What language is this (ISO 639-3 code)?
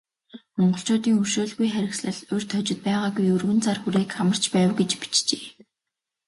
mon